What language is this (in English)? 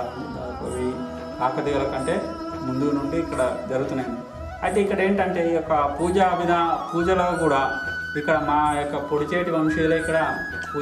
Telugu